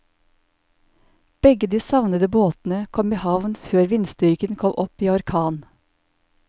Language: Norwegian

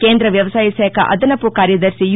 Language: Telugu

